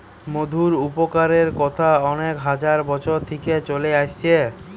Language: Bangla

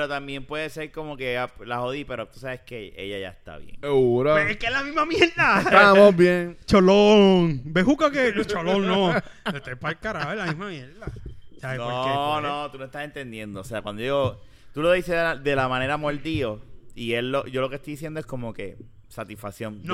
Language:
Spanish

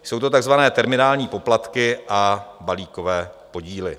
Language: Czech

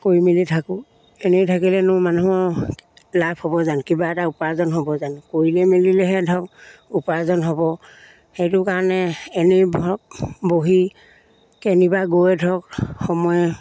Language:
Assamese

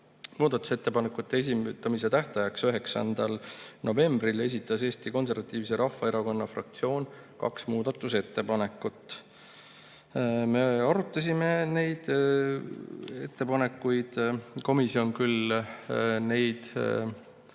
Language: Estonian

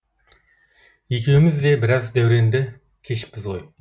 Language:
Kazakh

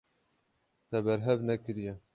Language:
Kurdish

